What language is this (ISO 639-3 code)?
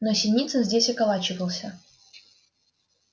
rus